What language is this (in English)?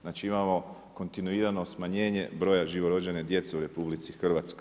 Croatian